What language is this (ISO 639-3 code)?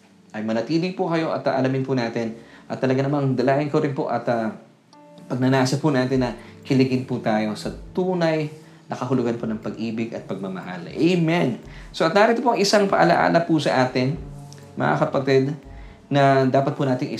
fil